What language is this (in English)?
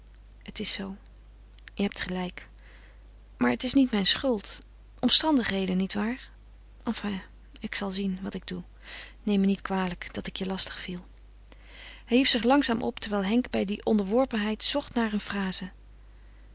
Dutch